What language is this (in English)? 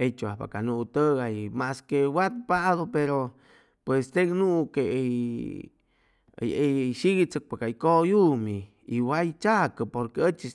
Chimalapa Zoque